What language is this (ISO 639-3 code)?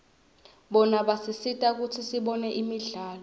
ssw